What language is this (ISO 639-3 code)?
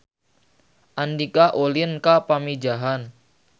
sun